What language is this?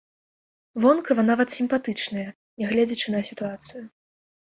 Belarusian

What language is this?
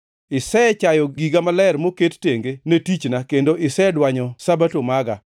Luo (Kenya and Tanzania)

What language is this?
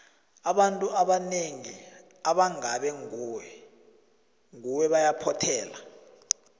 South Ndebele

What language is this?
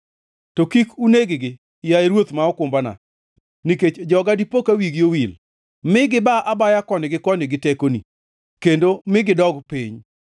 Luo (Kenya and Tanzania)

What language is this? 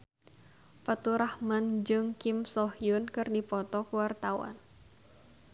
Sundanese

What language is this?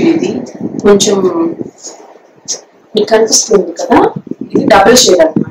Romanian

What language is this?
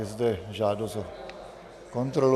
Czech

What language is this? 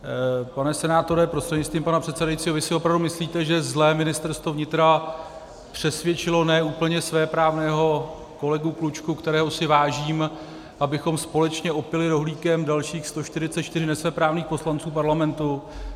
Czech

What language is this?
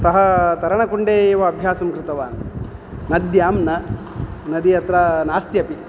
Sanskrit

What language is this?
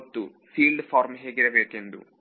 Kannada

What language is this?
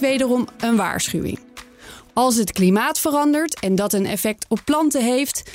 Dutch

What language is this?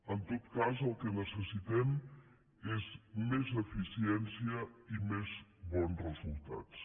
Catalan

